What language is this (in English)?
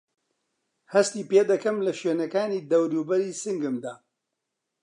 Central Kurdish